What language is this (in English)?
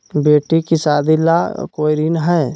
Magahi